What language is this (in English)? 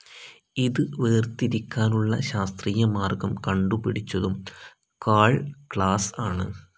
Malayalam